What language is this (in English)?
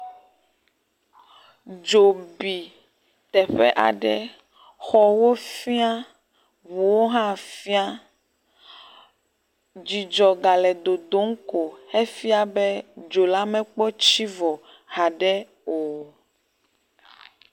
Ewe